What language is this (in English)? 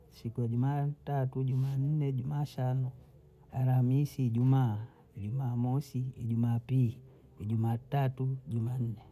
Bondei